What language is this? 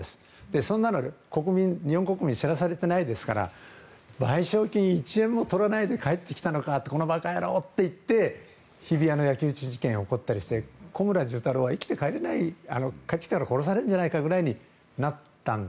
Japanese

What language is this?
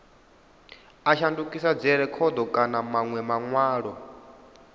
Venda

